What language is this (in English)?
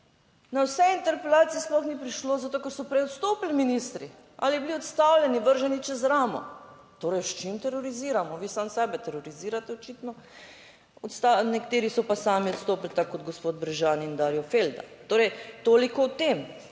Slovenian